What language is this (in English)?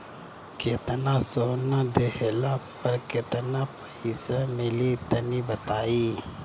Bhojpuri